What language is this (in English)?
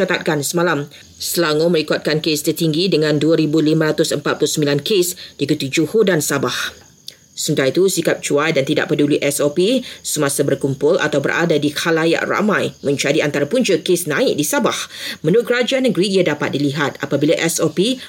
Malay